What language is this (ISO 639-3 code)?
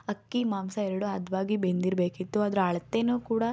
kan